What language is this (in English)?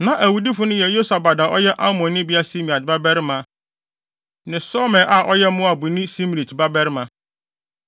Akan